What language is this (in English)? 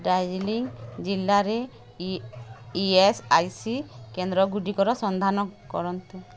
Odia